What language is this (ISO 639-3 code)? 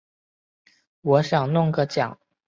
zho